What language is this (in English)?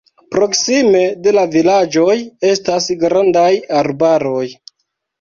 Esperanto